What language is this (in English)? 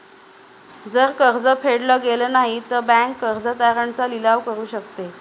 Marathi